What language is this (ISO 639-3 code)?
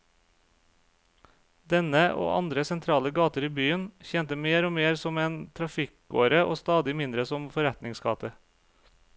nor